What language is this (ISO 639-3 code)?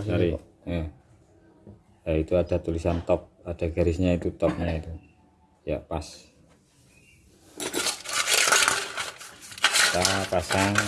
ind